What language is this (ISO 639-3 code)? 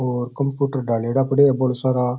raj